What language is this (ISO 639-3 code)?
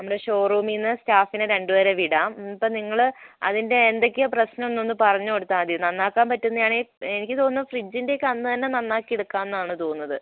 mal